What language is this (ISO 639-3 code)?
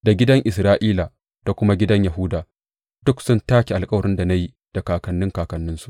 hau